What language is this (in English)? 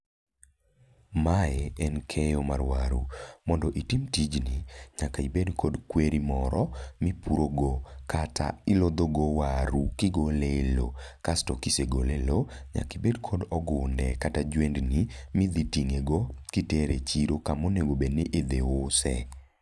Luo (Kenya and Tanzania)